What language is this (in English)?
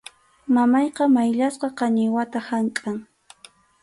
Arequipa-La Unión Quechua